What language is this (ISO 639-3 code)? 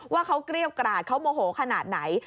tha